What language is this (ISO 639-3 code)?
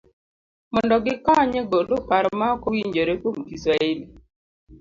luo